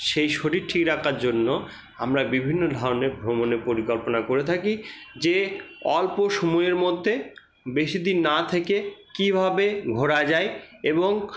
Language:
Bangla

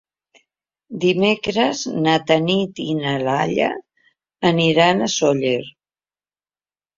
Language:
Catalan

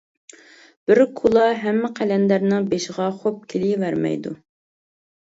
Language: Uyghur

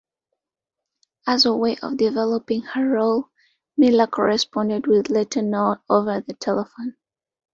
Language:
English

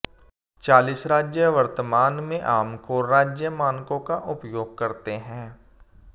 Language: Hindi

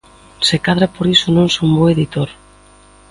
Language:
Galician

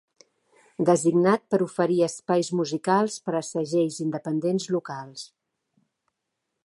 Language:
Catalan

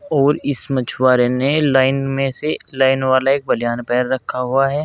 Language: Hindi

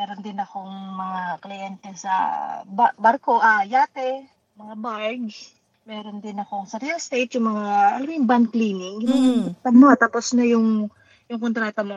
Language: Filipino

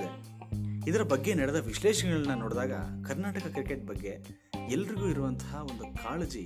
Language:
Kannada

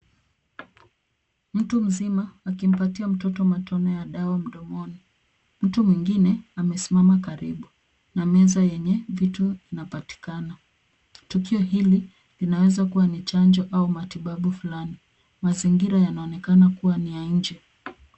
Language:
Swahili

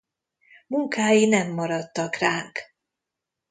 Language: Hungarian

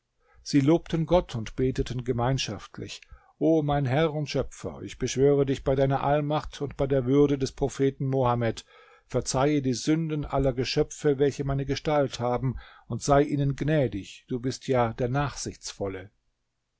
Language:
German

